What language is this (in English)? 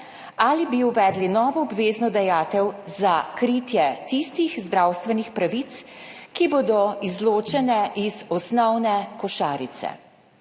Slovenian